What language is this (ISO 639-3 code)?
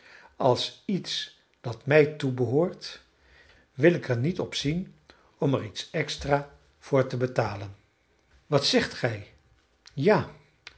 nld